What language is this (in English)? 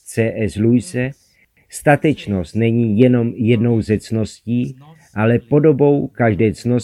Czech